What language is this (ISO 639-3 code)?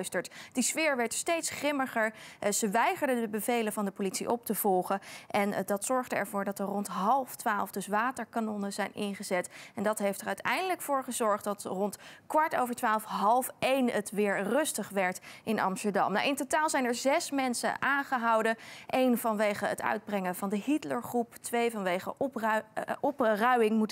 nld